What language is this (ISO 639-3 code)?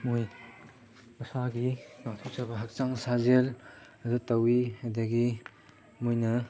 mni